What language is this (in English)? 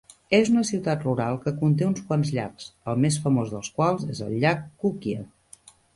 Catalan